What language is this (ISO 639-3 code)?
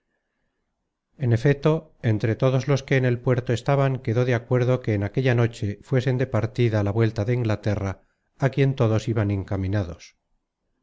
spa